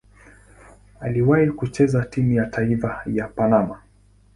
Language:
Swahili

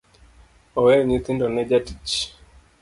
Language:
Luo (Kenya and Tanzania)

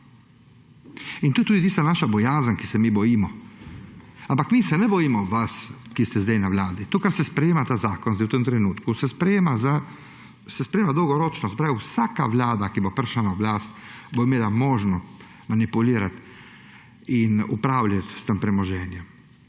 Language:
Slovenian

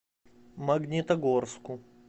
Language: Russian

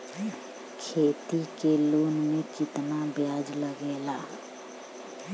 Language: Bhojpuri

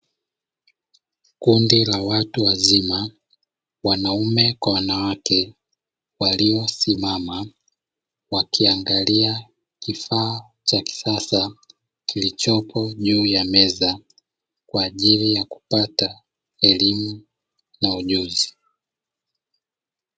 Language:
Swahili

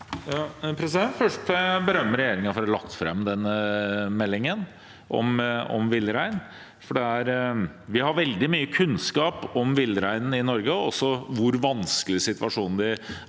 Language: Norwegian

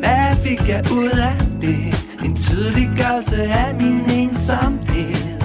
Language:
Danish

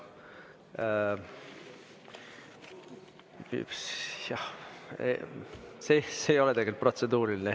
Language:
Estonian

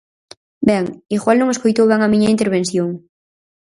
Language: Galician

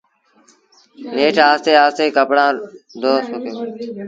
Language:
Sindhi Bhil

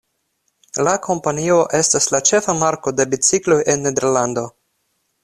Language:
Esperanto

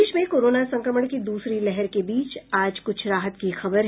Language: Hindi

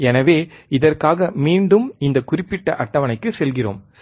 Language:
Tamil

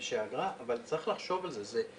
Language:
Hebrew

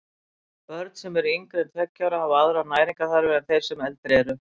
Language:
Icelandic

